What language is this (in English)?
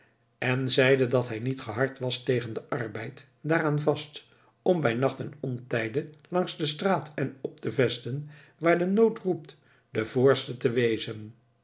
Dutch